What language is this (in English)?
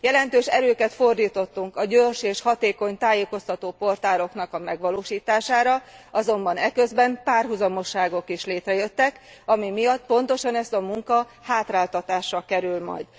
Hungarian